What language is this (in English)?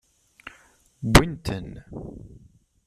Kabyle